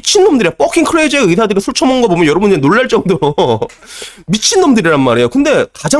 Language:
Korean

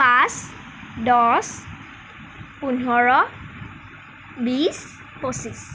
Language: Assamese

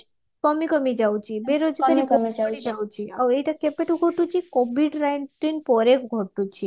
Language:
Odia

